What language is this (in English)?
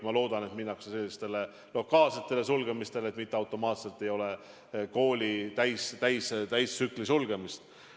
Estonian